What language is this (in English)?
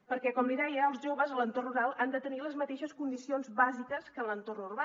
Catalan